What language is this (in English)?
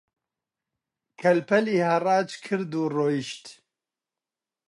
Central Kurdish